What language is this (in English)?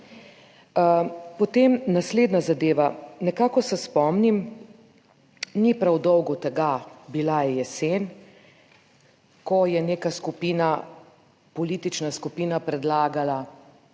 Slovenian